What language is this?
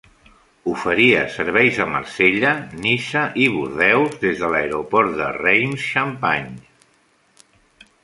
Catalan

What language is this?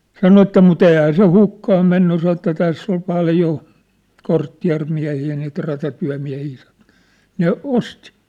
Finnish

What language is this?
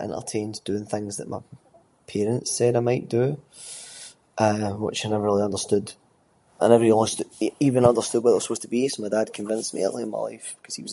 Scots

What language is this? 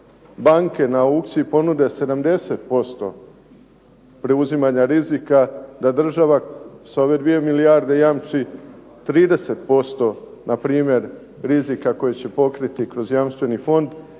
Croatian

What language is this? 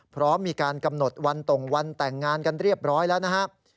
Thai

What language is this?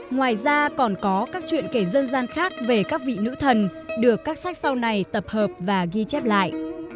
Vietnamese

